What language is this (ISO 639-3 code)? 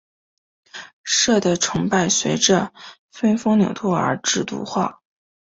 zho